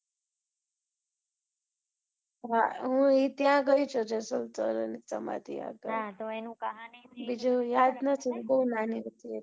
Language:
Gujarati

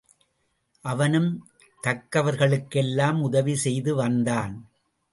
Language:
Tamil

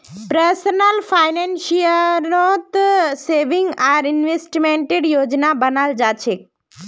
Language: Magahi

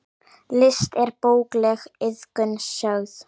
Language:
Icelandic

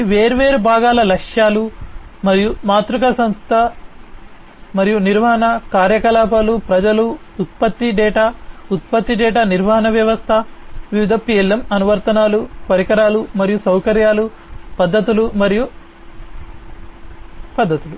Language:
Telugu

